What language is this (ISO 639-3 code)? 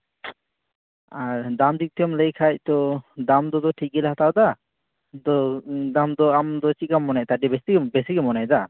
sat